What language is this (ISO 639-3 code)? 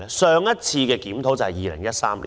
yue